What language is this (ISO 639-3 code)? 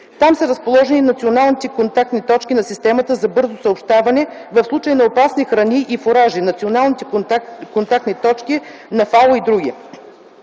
bul